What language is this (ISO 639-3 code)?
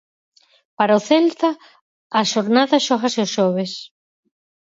glg